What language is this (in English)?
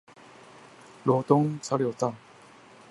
Chinese